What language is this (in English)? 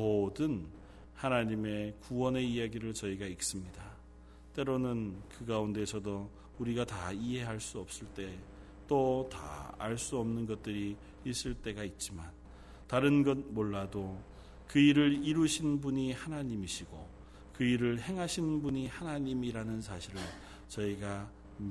Korean